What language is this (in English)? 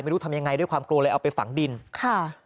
Thai